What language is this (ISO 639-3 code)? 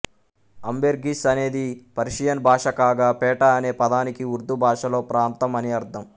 tel